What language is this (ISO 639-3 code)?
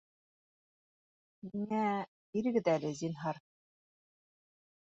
bak